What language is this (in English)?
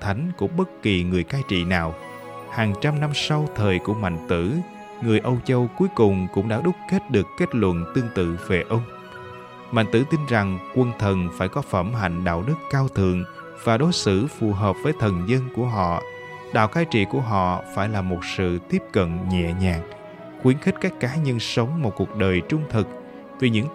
Vietnamese